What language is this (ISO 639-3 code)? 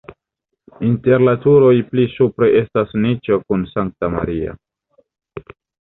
epo